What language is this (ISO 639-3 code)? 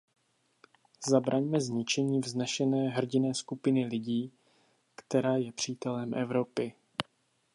ces